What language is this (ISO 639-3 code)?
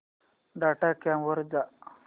mar